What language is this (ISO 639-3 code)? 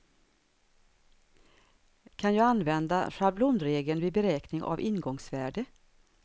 swe